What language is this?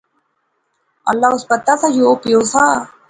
Pahari-Potwari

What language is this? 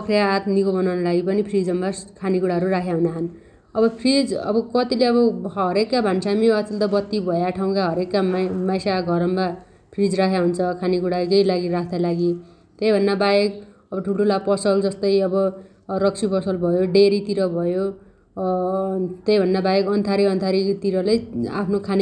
Dotyali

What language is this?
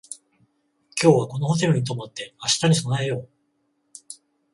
Japanese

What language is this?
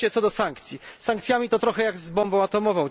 Polish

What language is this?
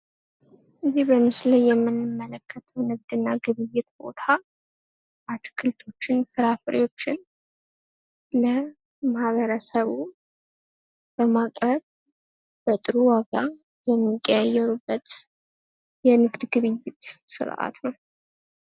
Amharic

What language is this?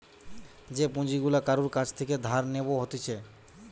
Bangla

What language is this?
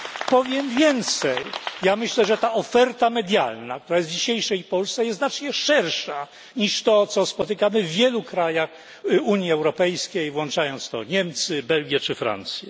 Polish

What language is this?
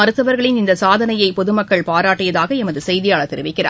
Tamil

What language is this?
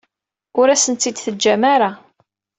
Kabyle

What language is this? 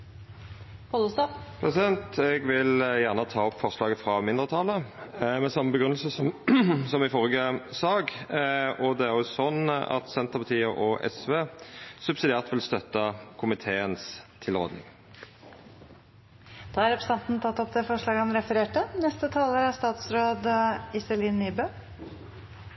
Norwegian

